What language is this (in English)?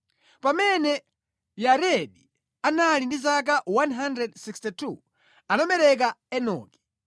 Nyanja